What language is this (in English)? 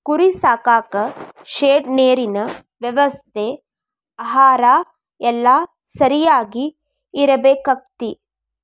Kannada